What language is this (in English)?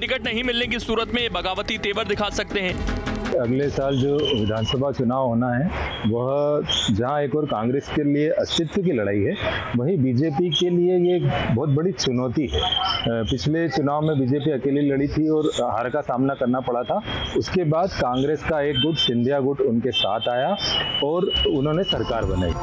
Hindi